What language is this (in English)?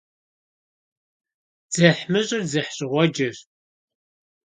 Kabardian